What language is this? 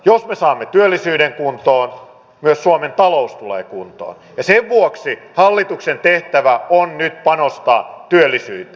Finnish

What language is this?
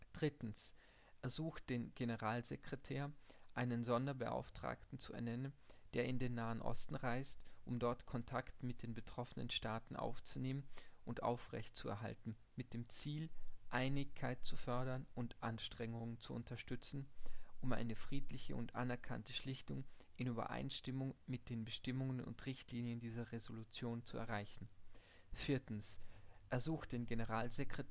German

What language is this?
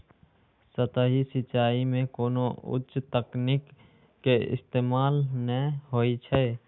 Maithili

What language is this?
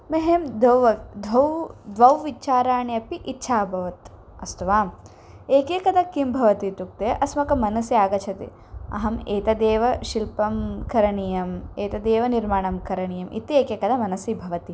Sanskrit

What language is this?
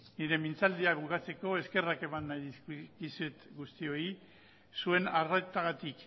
Basque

